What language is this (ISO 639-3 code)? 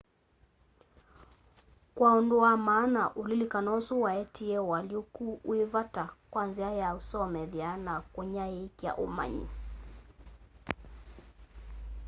kam